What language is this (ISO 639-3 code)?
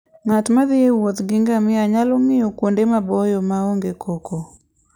luo